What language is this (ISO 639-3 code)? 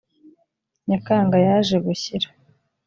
kin